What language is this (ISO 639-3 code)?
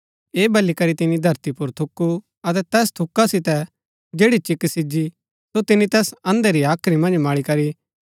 gbk